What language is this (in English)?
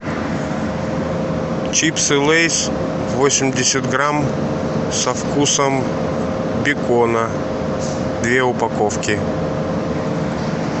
Russian